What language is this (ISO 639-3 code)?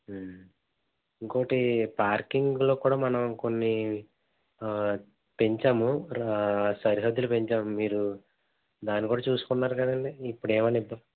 tel